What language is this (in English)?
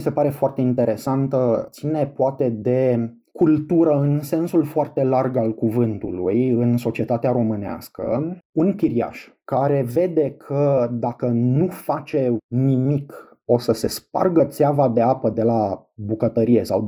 Romanian